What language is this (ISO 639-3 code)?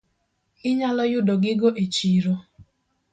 luo